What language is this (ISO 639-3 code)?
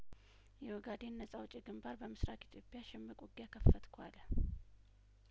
amh